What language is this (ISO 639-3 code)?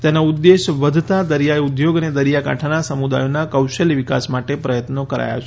guj